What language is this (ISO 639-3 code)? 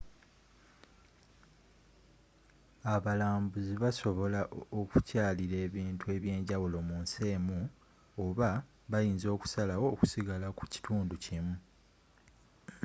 lug